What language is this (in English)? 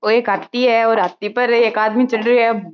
Marwari